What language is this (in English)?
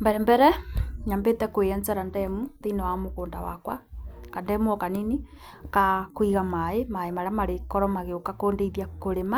Kikuyu